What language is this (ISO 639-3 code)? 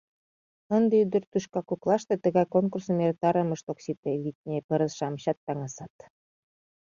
chm